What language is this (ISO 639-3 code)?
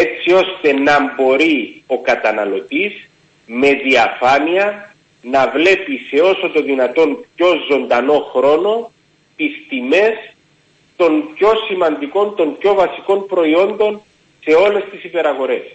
ell